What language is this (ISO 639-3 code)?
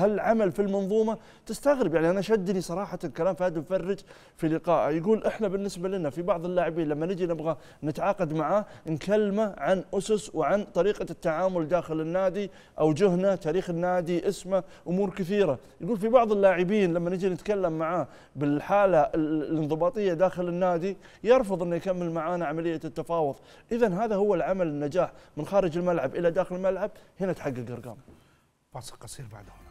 ara